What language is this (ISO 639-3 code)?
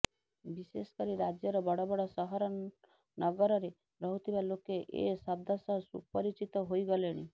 ori